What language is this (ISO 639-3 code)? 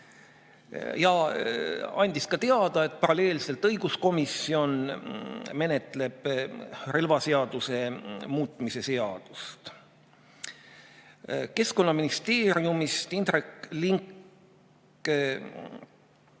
est